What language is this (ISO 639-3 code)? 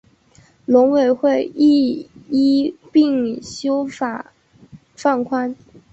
zho